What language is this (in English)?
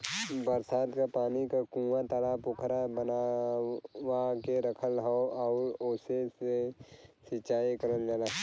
Bhojpuri